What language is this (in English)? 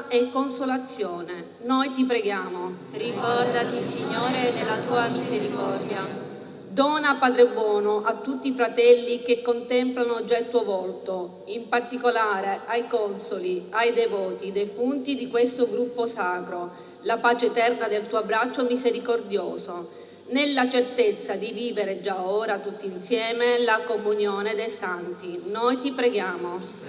Italian